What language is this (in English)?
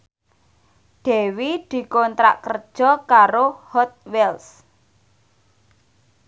Javanese